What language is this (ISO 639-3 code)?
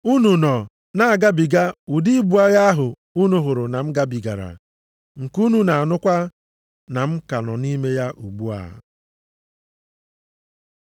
ibo